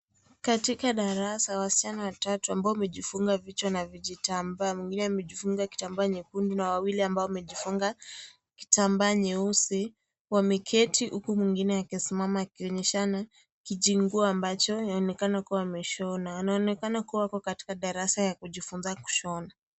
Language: Swahili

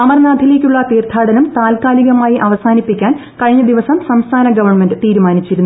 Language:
Malayalam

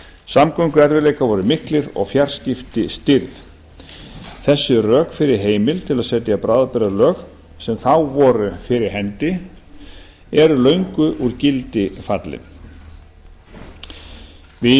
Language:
Icelandic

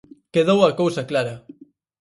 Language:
Galician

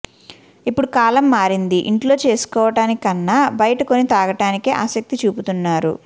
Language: Telugu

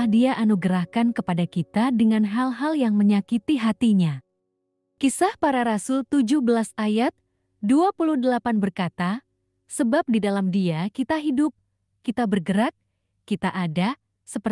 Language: Indonesian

